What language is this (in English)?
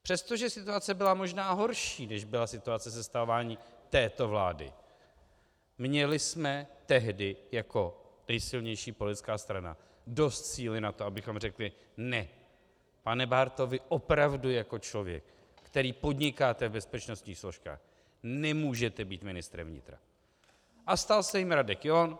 Czech